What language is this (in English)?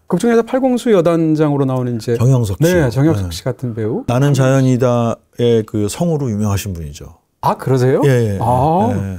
Korean